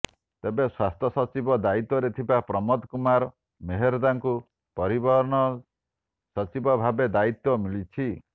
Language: Odia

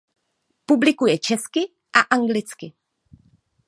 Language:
Czech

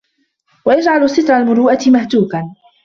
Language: Arabic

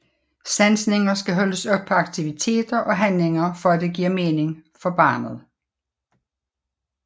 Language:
Danish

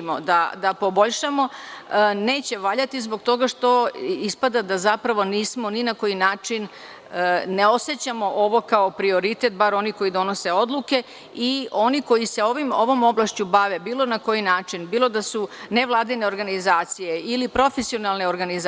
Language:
Serbian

